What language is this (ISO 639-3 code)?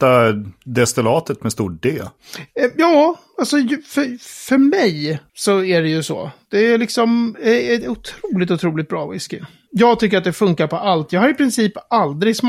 swe